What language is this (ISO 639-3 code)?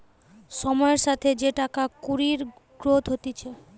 ben